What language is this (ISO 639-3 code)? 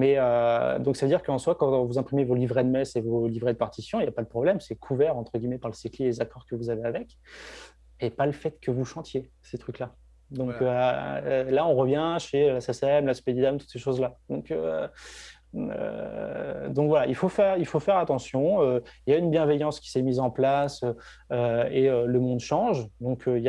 fra